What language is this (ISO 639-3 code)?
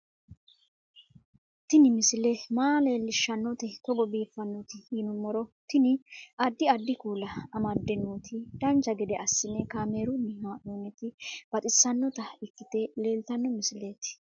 sid